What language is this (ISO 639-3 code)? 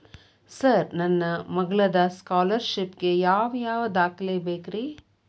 kan